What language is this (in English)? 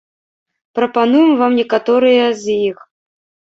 Belarusian